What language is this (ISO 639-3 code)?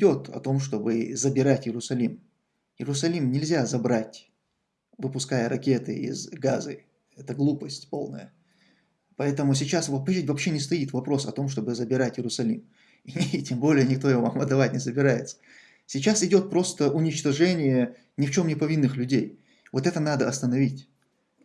rus